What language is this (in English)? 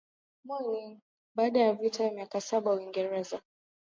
Swahili